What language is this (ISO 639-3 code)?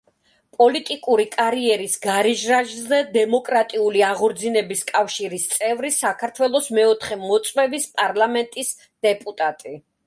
kat